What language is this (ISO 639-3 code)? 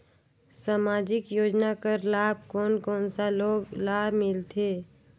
hne